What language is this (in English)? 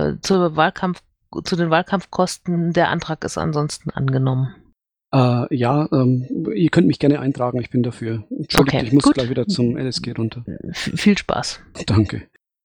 German